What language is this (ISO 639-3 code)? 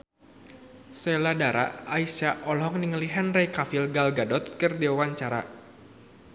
sun